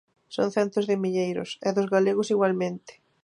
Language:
Galician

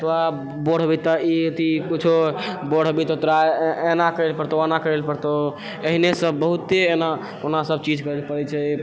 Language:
Maithili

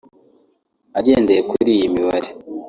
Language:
Kinyarwanda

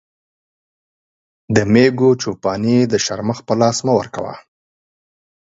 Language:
Pashto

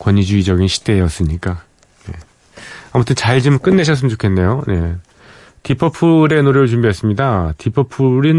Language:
Korean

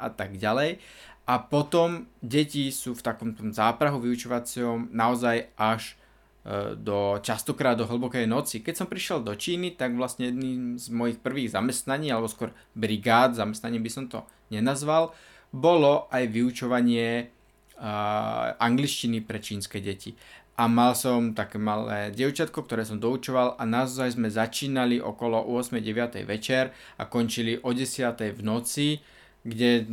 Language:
Slovak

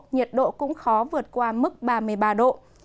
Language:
Vietnamese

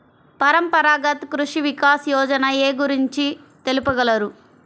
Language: Telugu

